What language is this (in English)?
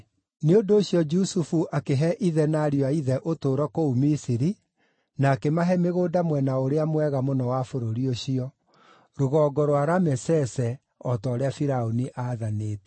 Kikuyu